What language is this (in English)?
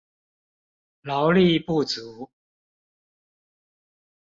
Chinese